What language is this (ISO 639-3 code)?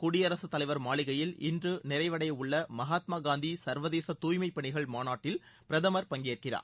tam